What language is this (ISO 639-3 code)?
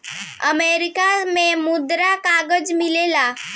bho